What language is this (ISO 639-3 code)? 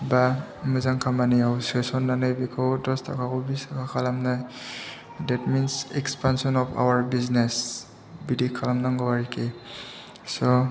brx